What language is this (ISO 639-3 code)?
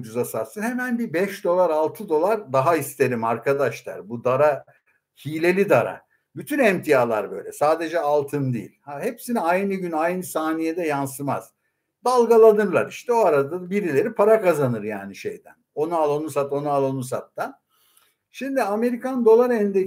tur